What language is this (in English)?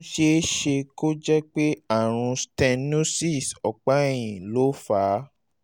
Yoruba